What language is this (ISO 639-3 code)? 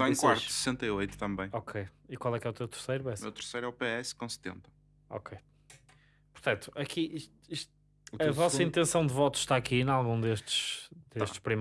por